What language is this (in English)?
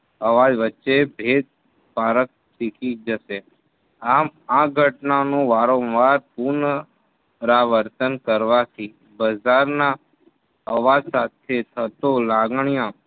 Gujarati